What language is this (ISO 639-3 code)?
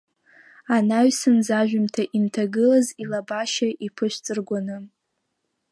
abk